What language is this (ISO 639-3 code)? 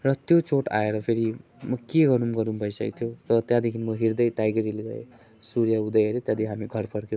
nep